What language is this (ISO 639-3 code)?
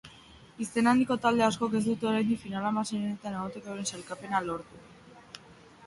eus